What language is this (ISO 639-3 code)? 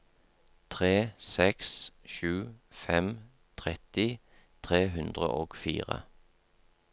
nor